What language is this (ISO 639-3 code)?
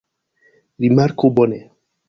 epo